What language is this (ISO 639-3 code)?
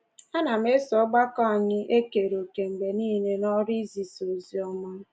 ibo